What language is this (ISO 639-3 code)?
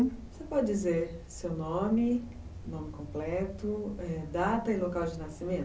por